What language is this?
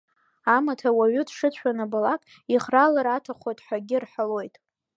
Abkhazian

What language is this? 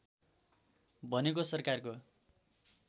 Nepali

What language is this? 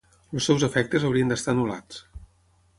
Catalan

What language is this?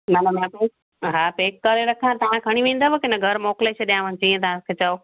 Sindhi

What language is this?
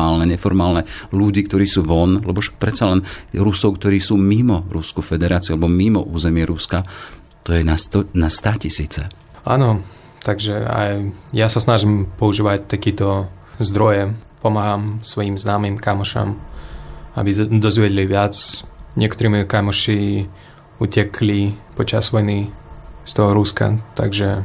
Slovak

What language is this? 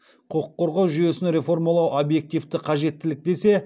Kazakh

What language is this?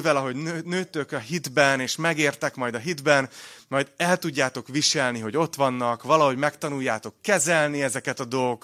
Hungarian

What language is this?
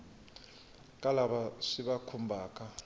Tsonga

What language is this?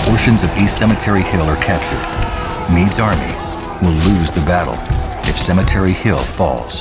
English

